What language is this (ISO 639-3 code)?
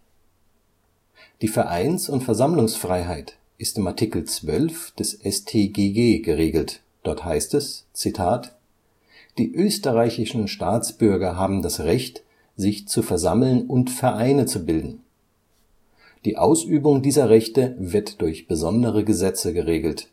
deu